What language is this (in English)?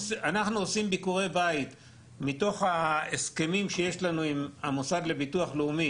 Hebrew